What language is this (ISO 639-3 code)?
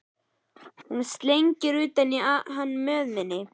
isl